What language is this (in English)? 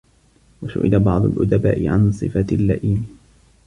Arabic